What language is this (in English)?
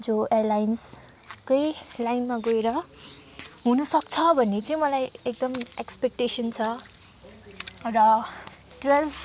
Nepali